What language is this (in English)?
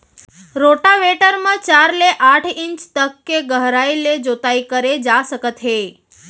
Chhattisgarhi